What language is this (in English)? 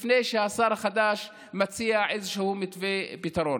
Hebrew